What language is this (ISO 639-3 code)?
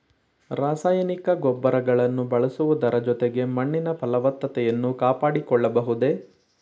kan